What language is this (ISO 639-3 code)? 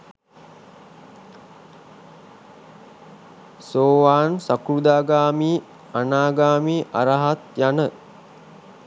sin